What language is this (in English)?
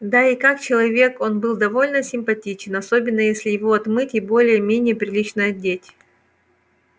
Russian